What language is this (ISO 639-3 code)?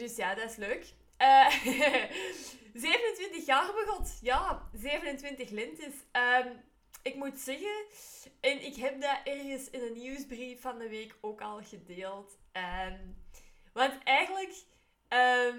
nld